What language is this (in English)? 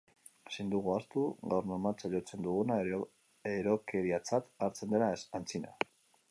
Basque